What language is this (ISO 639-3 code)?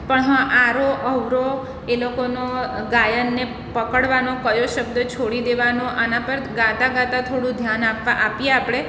guj